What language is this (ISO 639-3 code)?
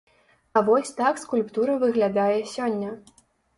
bel